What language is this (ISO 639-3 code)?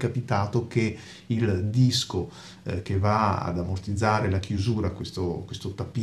ita